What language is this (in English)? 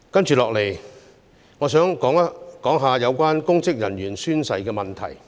Cantonese